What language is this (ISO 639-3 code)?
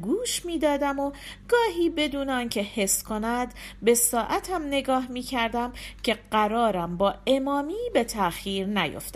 fas